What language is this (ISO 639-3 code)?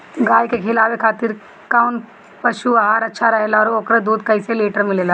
bho